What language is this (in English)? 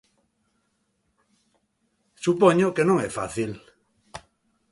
Galician